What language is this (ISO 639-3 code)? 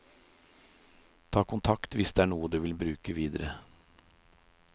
nor